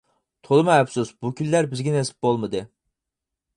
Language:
Uyghur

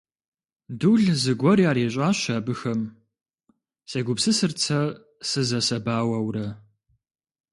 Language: Kabardian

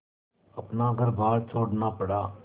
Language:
Hindi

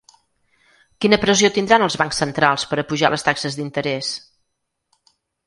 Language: Catalan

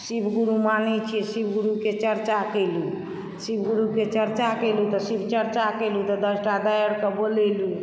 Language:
Maithili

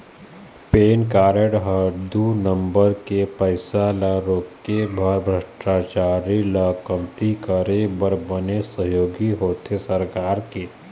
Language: Chhattisgarhi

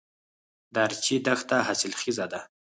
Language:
Pashto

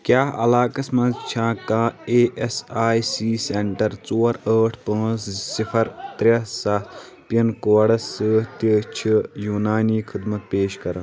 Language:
Kashmiri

